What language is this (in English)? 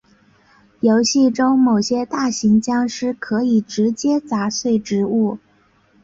Chinese